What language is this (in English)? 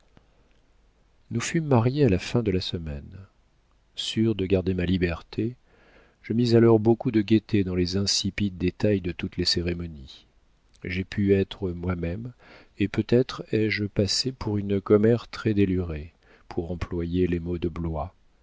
French